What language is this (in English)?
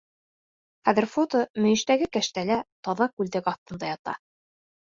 Bashkir